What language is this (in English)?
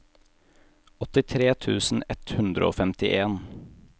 Norwegian